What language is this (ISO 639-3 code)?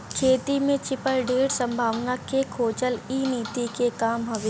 bho